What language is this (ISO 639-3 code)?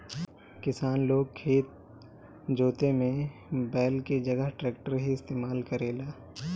bho